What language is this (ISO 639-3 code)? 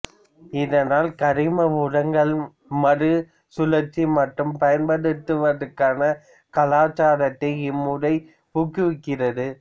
tam